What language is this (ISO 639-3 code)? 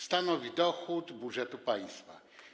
pol